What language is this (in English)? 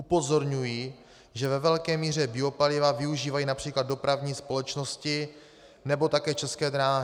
Czech